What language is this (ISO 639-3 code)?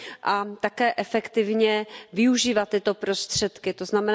ces